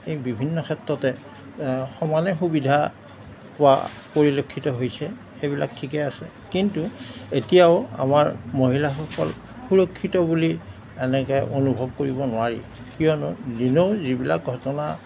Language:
Assamese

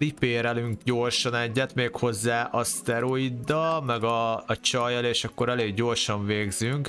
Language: Hungarian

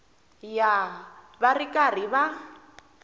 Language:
Tsonga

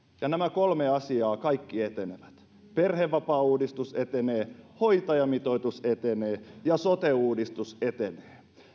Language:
Finnish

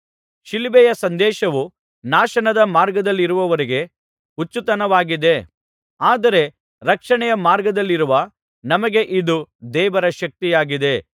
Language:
Kannada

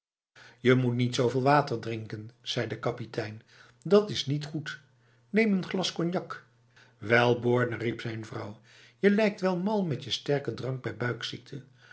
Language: Dutch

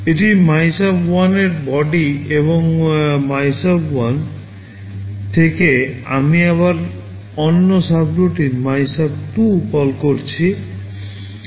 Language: Bangla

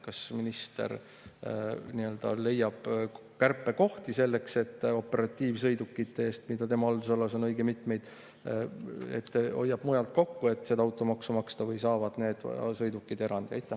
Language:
Estonian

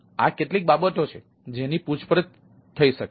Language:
Gujarati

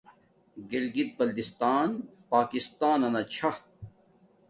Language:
Domaaki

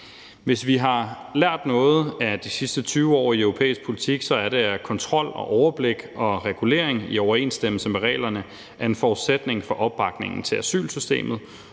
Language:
Danish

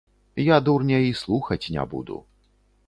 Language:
Belarusian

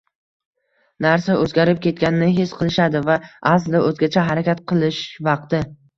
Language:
Uzbek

